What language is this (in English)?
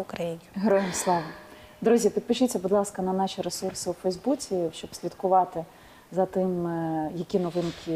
Ukrainian